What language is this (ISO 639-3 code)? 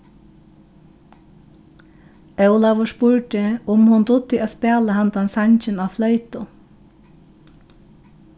fao